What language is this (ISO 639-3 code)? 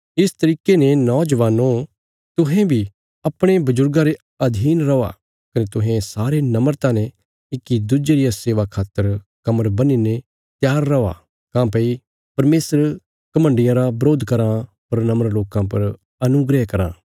kfs